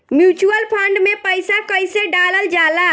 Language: Bhojpuri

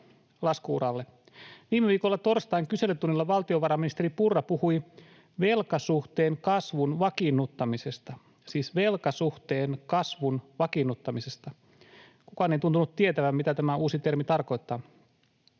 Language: Finnish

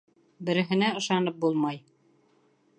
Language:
Bashkir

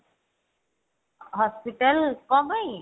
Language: Odia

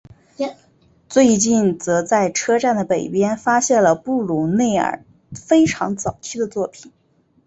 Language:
Chinese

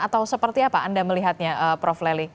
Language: Indonesian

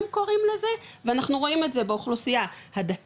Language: Hebrew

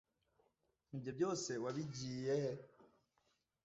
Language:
Kinyarwanda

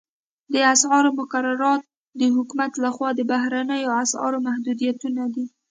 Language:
Pashto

